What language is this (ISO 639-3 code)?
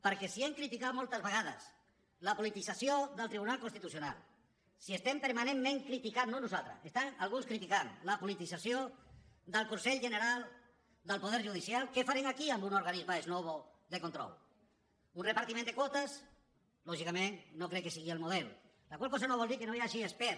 cat